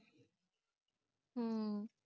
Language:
Punjabi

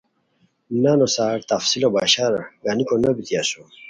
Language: Khowar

